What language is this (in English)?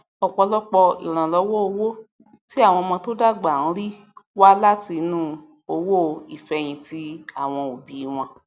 Yoruba